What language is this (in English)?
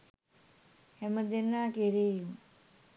Sinhala